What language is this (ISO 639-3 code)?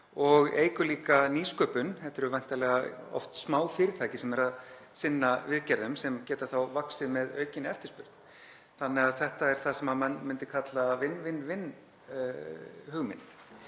isl